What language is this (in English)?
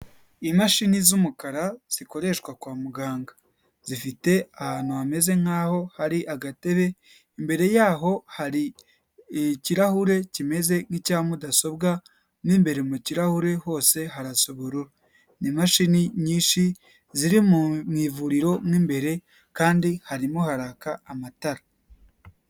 Kinyarwanda